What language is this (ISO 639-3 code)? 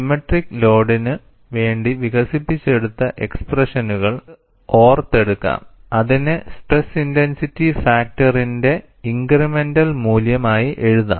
mal